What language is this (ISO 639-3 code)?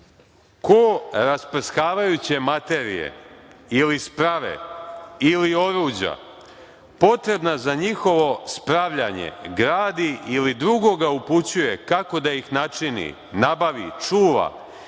srp